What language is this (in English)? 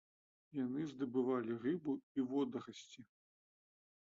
Belarusian